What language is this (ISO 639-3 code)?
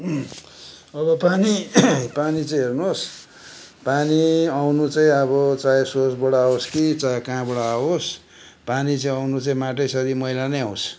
nep